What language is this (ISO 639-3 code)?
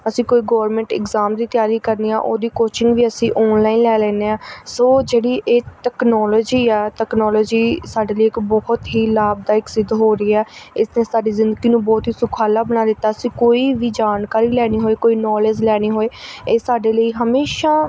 pan